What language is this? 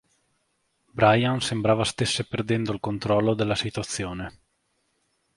Italian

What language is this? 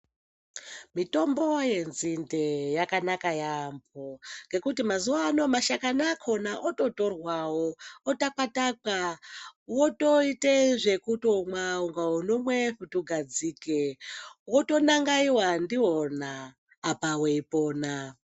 Ndau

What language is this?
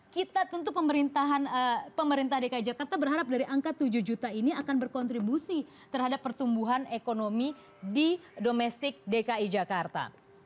Indonesian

